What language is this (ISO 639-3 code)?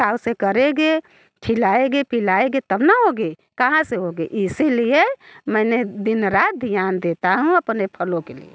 hin